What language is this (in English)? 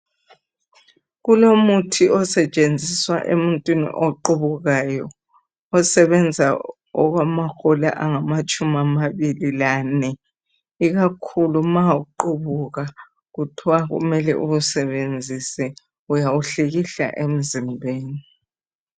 North Ndebele